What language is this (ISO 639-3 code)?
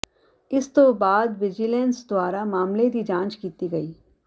pan